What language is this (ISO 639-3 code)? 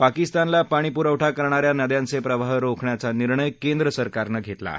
mar